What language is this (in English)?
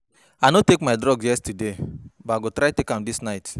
Nigerian Pidgin